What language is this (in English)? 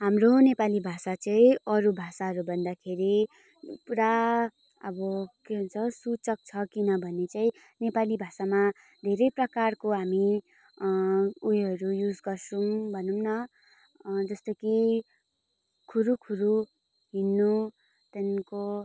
Nepali